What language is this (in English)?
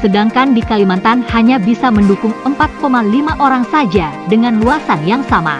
Indonesian